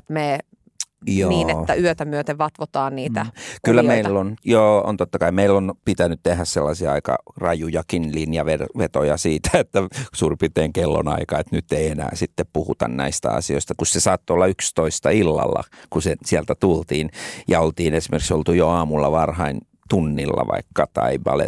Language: Finnish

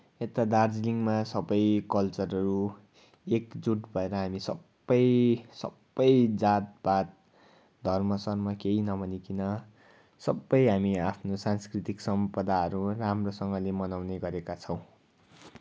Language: Nepali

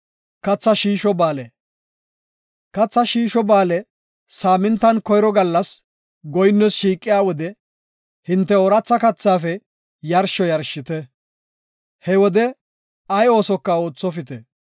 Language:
Gofa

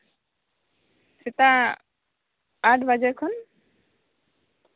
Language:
Santali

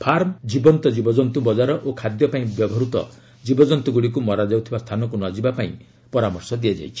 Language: Odia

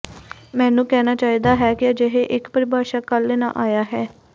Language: Punjabi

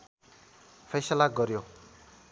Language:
Nepali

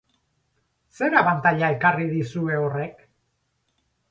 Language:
Basque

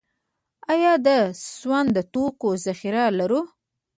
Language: Pashto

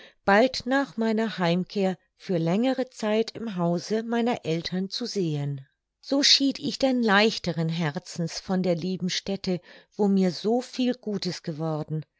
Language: German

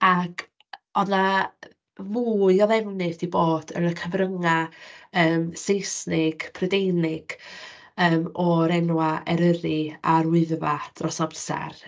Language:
Welsh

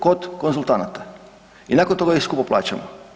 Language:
Croatian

